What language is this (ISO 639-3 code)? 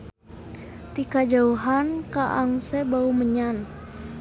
sun